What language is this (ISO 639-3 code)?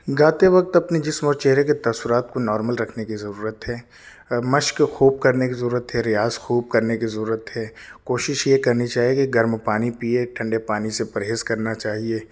urd